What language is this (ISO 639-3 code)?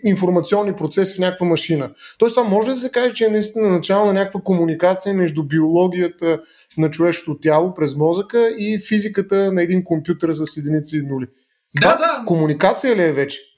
bul